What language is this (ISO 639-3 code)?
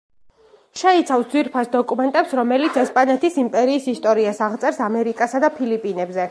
kat